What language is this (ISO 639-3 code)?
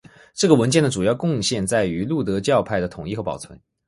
zho